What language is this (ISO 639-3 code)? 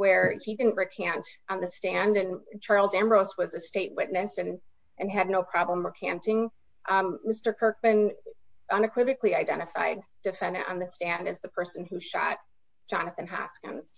eng